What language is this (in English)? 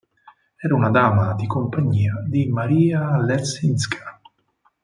Italian